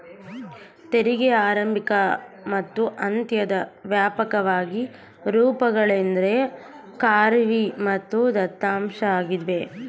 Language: Kannada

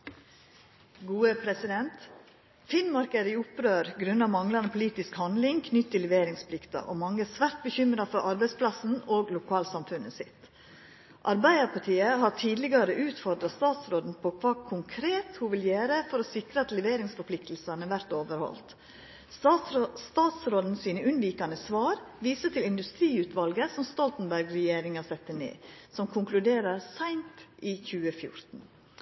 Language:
Norwegian Nynorsk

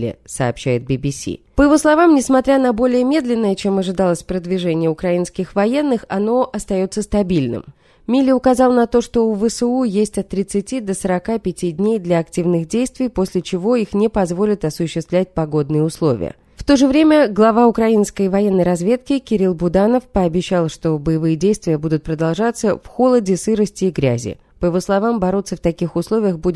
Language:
Russian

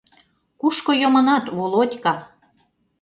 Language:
Mari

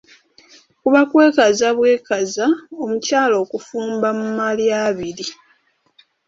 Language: Ganda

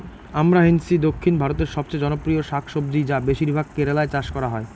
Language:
Bangla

